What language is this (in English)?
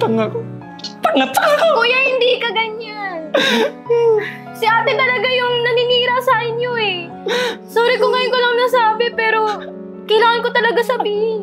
Filipino